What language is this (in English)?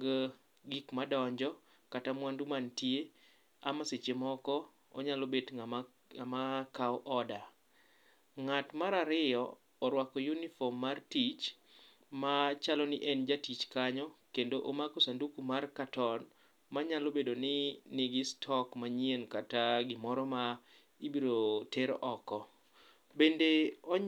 Luo (Kenya and Tanzania)